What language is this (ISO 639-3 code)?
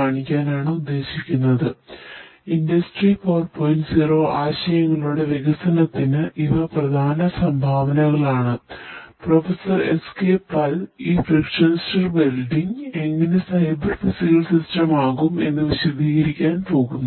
mal